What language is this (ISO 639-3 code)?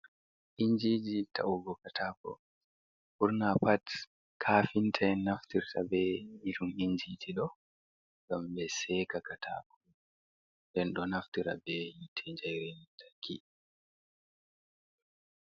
ful